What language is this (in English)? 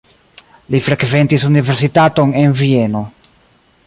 Esperanto